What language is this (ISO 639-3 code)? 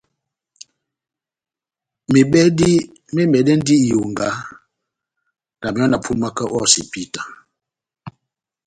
bnm